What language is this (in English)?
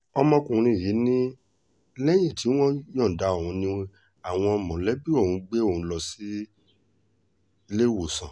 Yoruba